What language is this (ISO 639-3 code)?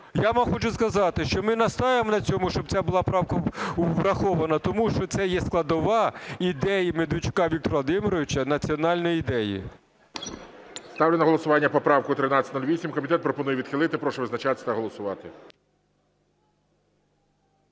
ukr